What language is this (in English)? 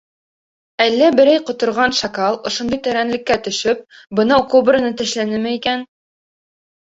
Bashkir